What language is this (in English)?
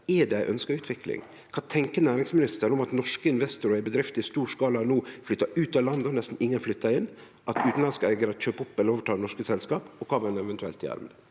Norwegian